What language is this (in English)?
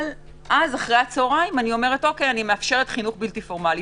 Hebrew